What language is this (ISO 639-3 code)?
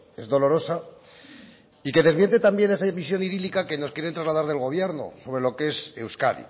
spa